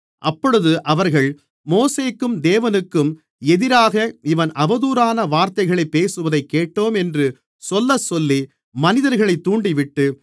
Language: Tamil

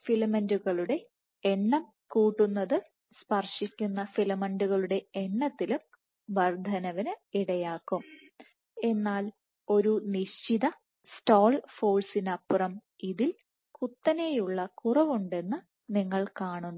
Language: Malayalam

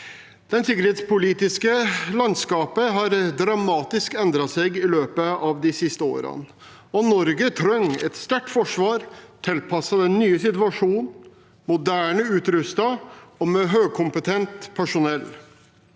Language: Norwegian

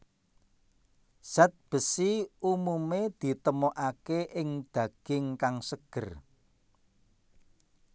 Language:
Javanese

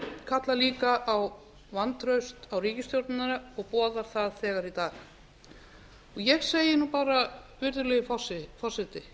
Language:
Icelandic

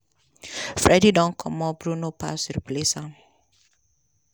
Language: Nigerian Pidgin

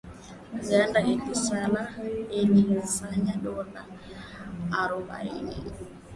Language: Swahili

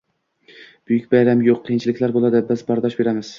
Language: Uzbek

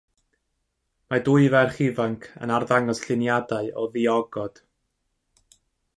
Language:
Welsh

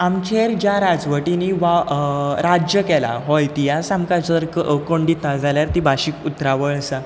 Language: Konkani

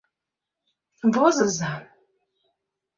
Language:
Mari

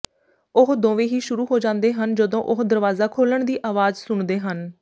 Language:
Punjabi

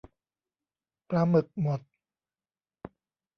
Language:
Thai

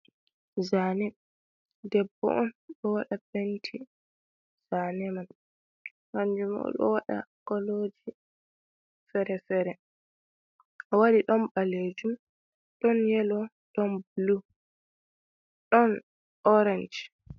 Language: Fula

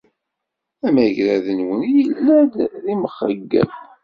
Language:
Kabyle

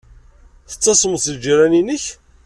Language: Kabyle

